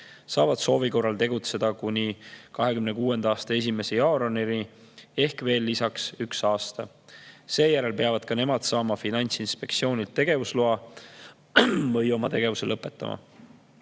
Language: Estonian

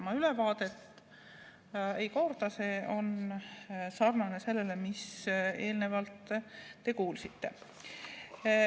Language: Estonian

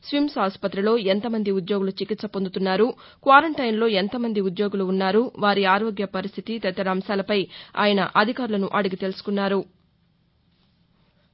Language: Telugu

